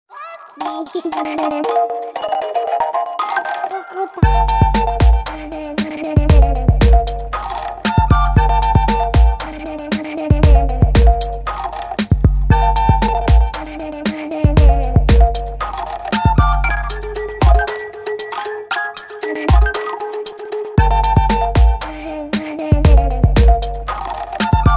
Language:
Arabic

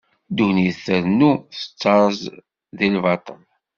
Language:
Kabyle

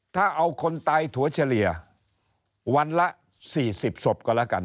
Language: Thai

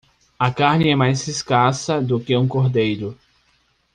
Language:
Portuguese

